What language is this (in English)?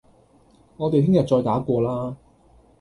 Cantonese